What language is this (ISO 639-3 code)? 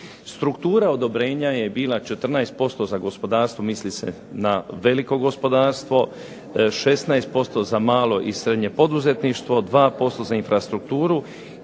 hrv